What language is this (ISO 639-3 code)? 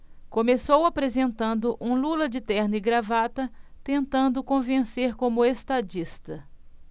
por